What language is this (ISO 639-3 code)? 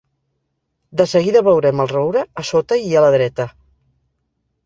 cat